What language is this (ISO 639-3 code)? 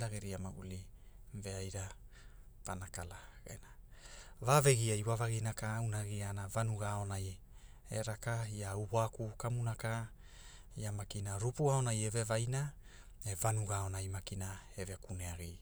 hul